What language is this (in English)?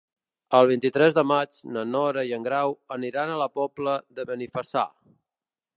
Catalan